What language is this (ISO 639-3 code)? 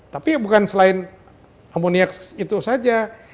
ind